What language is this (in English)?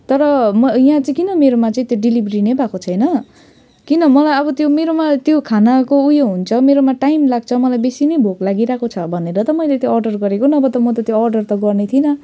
Nepali